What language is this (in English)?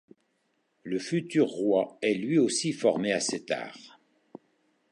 French